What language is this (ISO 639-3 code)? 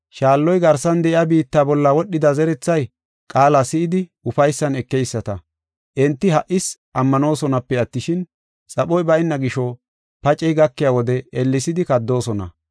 gof